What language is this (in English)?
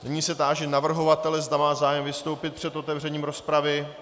Czech